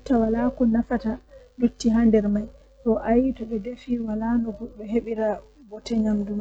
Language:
Western Niger Fulfulde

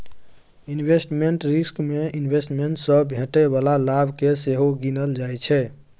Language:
Maithili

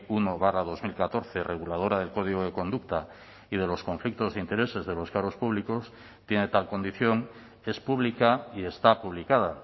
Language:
Spanish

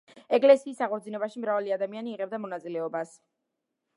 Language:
Georgian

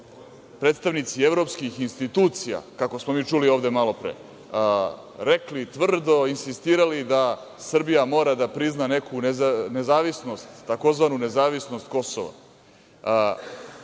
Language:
Serbian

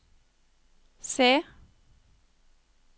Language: Norwegian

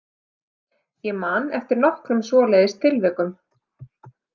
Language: Icelandic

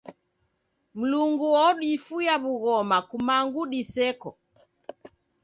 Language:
Taita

